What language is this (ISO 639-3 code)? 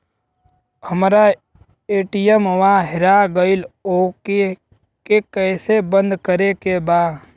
bho